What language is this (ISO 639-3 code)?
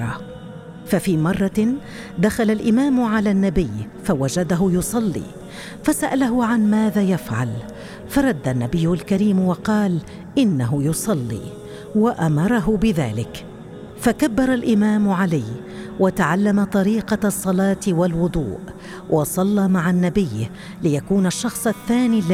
ara